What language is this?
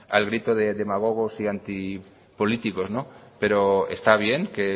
Spanish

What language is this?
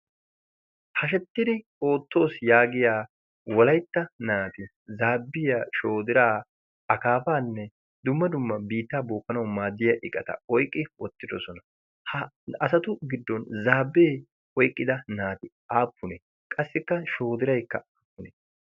Wolaytta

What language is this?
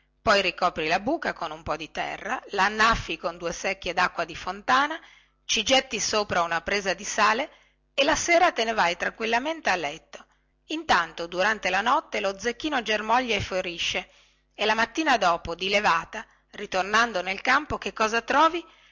Italian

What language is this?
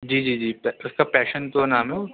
Urdu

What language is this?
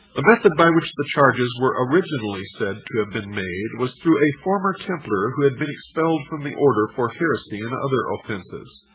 English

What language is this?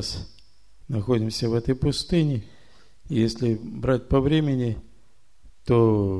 Russian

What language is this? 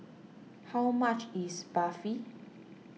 English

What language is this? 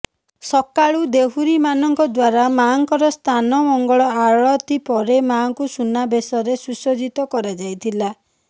Odia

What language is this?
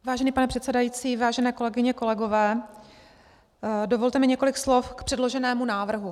Czech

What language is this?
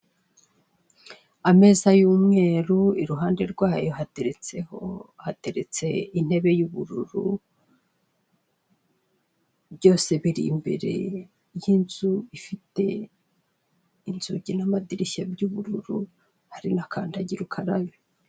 Kinyarwanda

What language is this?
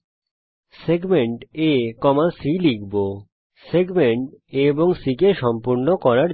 Bangla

